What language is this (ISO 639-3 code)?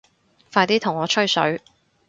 yue